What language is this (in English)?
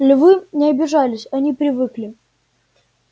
Russian